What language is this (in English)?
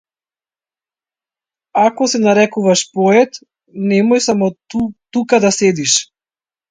Macedonian